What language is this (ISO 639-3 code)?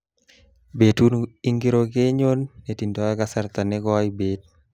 kln